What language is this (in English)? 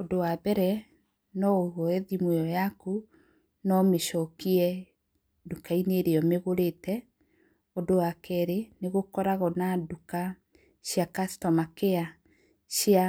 Kikuyu